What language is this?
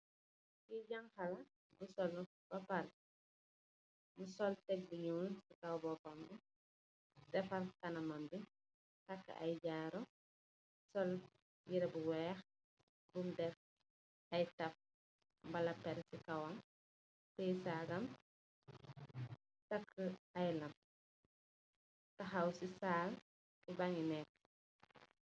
Wolof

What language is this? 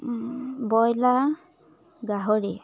Assamese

